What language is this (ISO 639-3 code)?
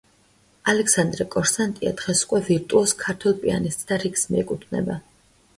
kat